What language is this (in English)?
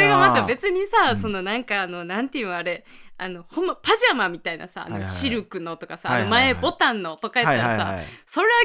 Japanese